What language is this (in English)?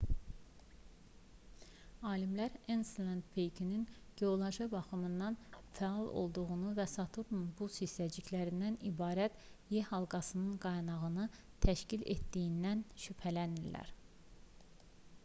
Azerbaijani